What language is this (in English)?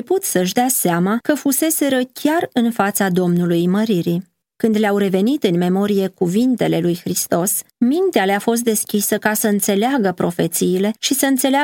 Romanian